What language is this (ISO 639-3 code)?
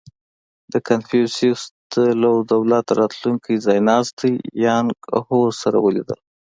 pus